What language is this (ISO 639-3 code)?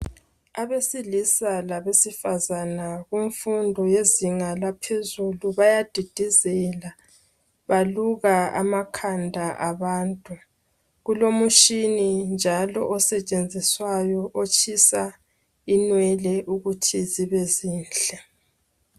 nde